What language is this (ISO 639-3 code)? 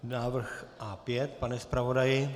ces